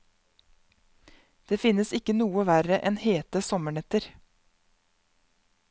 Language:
Norwegian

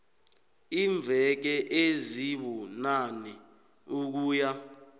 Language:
South Ndebele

